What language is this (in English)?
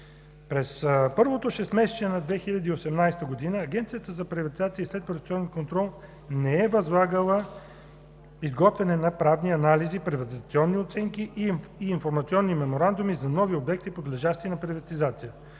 Bulgarian